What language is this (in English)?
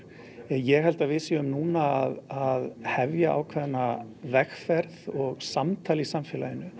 Icelandic